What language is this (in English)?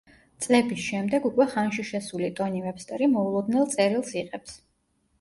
Georgian